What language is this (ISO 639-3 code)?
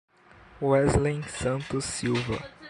por